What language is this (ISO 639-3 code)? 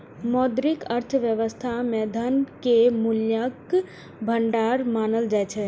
mai